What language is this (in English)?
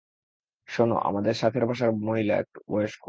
Bangla